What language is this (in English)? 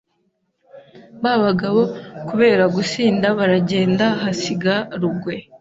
Kinyarwanda